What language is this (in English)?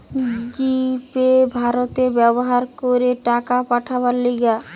Bangla